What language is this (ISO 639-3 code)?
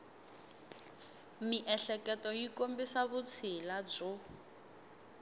tso